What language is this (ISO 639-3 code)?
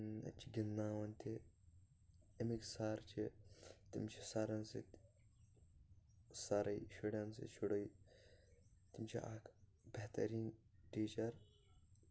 kas